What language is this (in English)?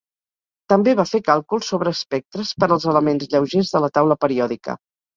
Catalan